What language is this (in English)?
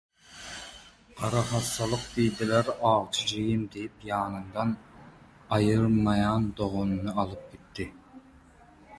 Turkmen